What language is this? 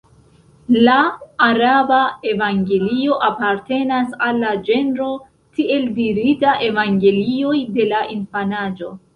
Esperanto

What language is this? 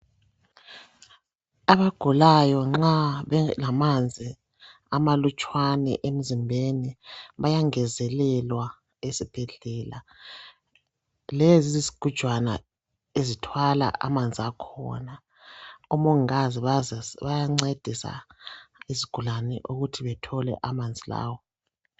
North Ndebele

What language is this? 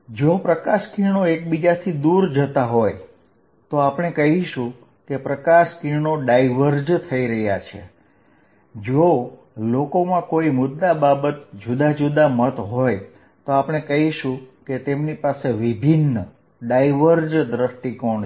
Gujarati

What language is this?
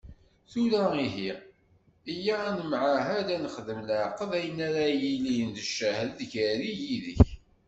Kabyle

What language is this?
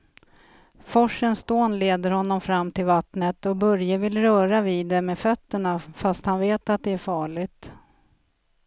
Swedish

